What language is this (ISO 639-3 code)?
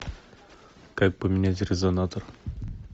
rus